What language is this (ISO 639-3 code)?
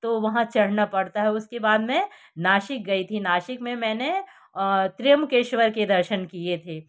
hin